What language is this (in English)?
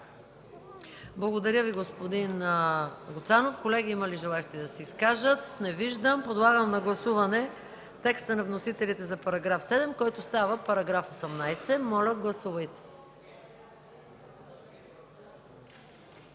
Bulgarian